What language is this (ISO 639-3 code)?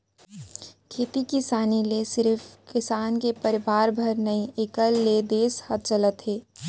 hne